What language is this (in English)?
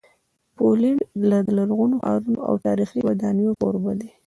Pashto